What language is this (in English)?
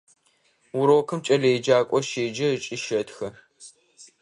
Adyghe